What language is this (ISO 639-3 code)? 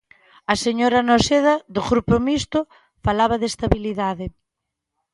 glg